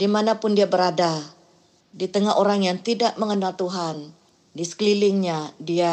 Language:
Malay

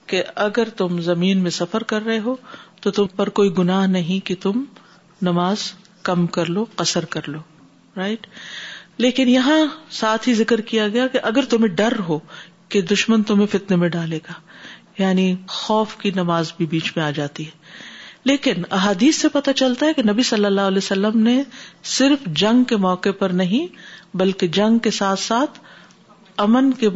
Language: Urdu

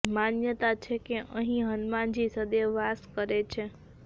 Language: Gujarati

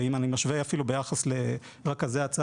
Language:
Hebrew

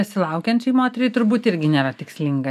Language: Lithuanian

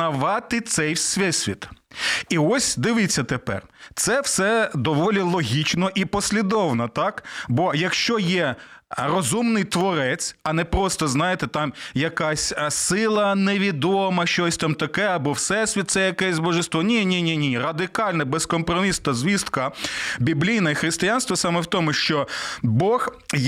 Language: Ukrainian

